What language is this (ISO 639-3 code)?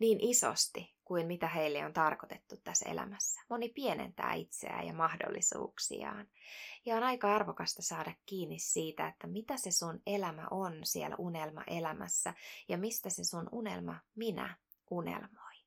fin